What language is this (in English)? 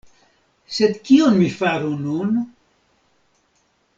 Esperanto